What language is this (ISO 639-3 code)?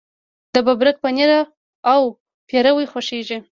pus